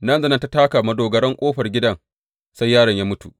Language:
Hausa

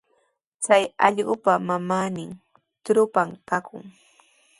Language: Sihuas Ancash Quechua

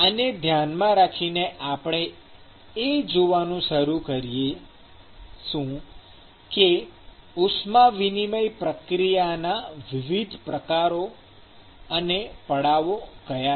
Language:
Gujarati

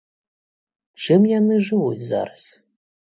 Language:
Belarusian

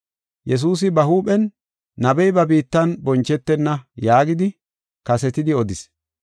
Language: Gofa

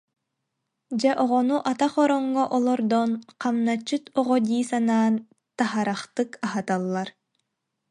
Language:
Yakut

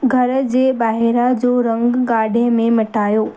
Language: Sindhi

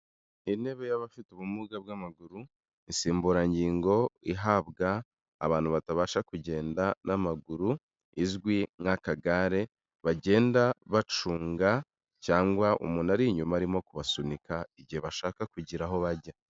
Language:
Kinyarwanda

